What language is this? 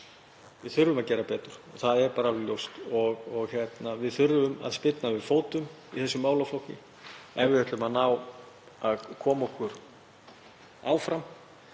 Icelandic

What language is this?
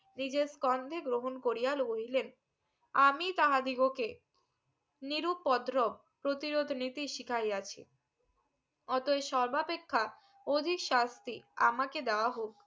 Bangla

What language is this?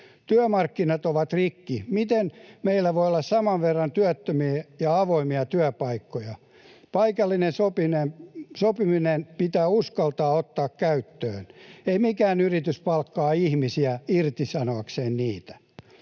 Finnish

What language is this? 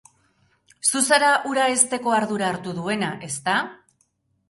Basque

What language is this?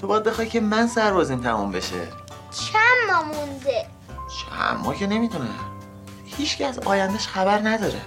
Persian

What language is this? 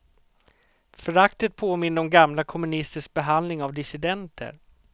Swedish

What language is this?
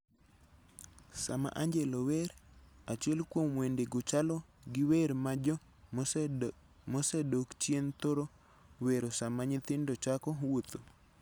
Luo (Kenya and Tanzania)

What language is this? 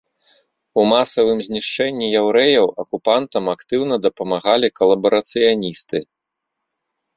Belarusian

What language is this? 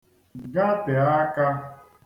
Igbo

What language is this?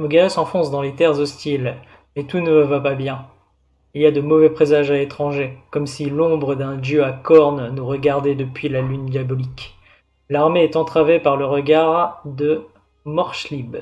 French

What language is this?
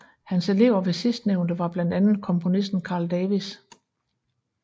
Danish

